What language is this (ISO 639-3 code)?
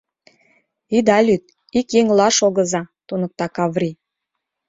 chm